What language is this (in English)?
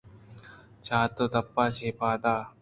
Eastern Balochi